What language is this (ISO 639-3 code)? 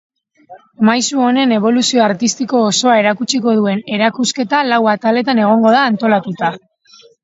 eus